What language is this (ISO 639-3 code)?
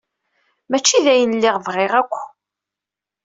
kab